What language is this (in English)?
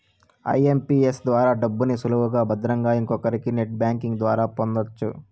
Telugu